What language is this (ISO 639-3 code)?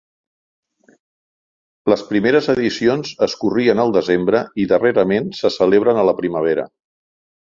cat